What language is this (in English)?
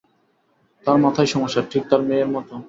Bangla